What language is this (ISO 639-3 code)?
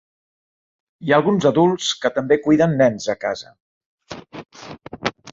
cat